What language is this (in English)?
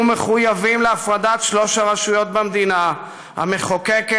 Hebrew